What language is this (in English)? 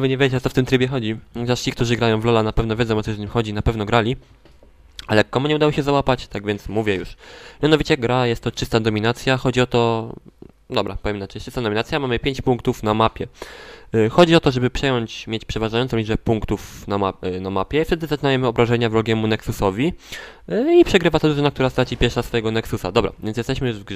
Polish